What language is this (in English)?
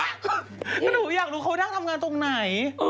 Thai